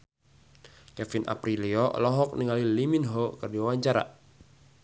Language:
Sundanese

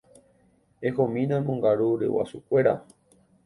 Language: Guarani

